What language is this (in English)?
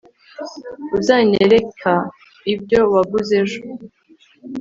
Kinyarwanda